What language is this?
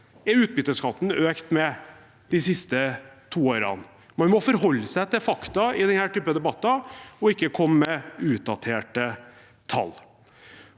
Norwegian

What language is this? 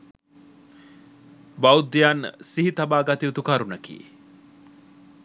Sinhala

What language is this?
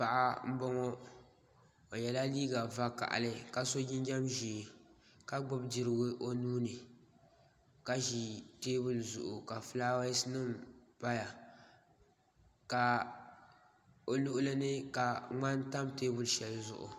Dagbani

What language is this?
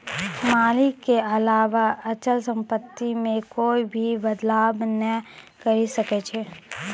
Maithili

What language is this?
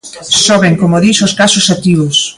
Galician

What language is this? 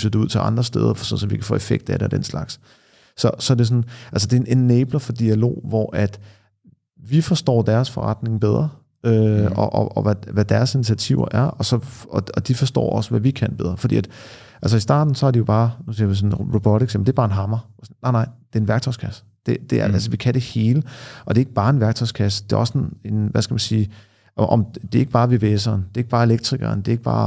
Danish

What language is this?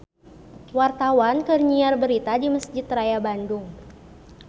Sundanese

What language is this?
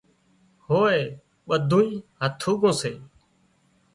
Wadiyara Koli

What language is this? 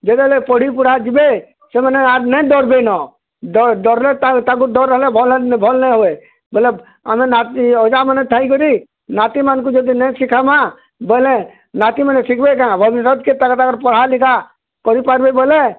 Odia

